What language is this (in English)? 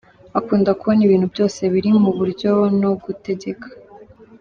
Kinyarwanda